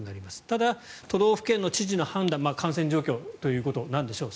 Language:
Japanese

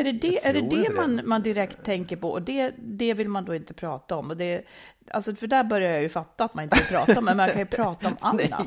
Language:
Swedish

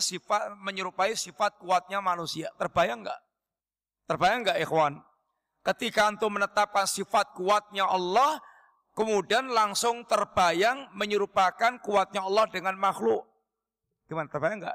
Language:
Indonesian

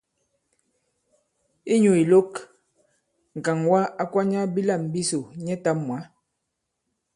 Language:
Bankon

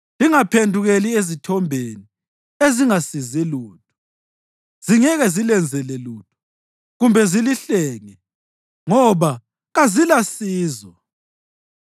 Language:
North Ndebele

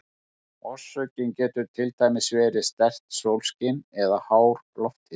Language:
Icelandic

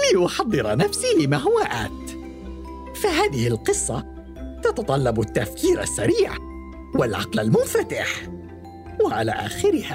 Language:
Arabic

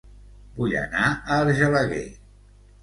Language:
Catalan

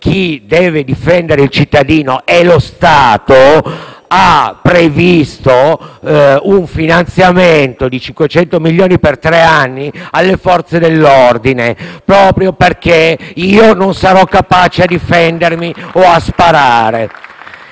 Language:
Italian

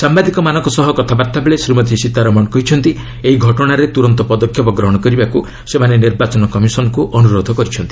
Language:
Odia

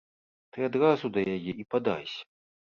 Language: Belarusian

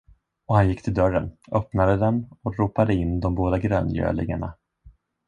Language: Swedish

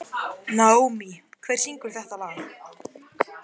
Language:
Icelandic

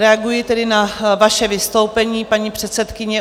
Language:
Czech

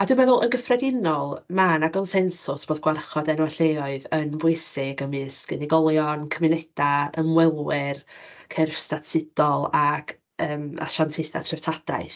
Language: Welsh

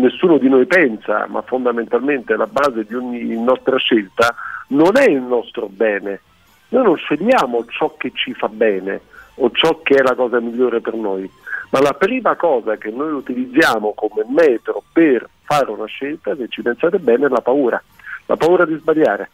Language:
Italian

